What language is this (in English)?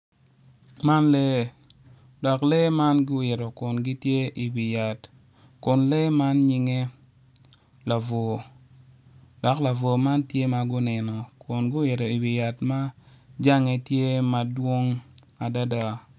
Acoli